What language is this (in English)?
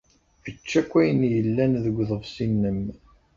Kabyle